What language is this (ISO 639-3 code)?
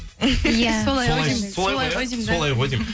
kaz